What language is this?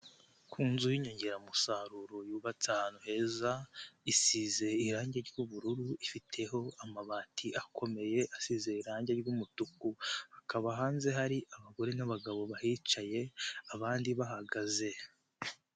Kinyarwanda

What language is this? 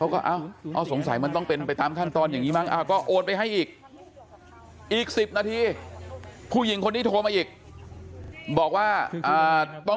Thai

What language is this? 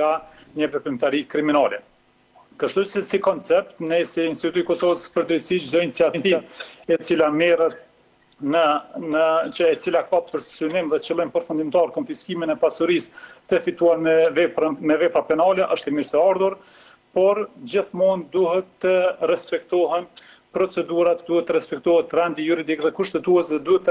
Romanian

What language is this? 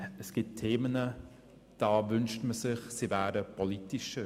Swiss German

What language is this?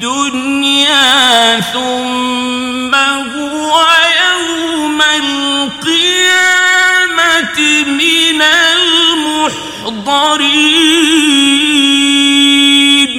Arabic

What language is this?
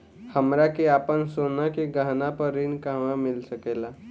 Bhojpuri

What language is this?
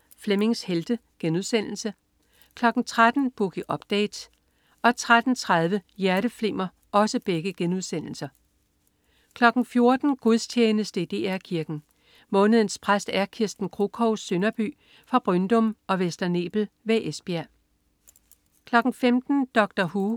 Danish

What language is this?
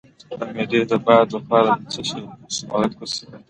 Pashto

